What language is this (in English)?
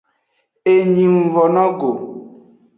Aja (Benin)